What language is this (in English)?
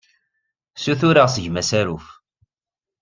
Kabyle